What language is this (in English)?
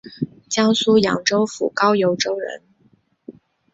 Chinese